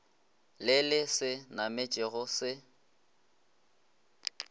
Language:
Northern Sotho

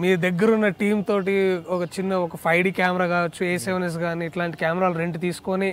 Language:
Telugu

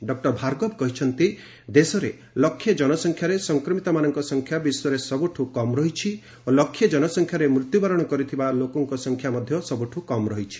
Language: Odia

